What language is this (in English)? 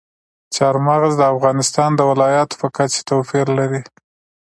Pashto